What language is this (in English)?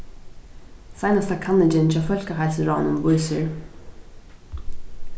Faroese